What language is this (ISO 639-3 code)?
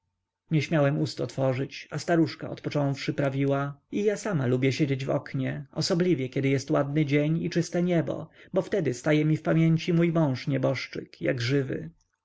pol